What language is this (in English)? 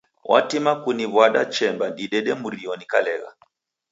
Taita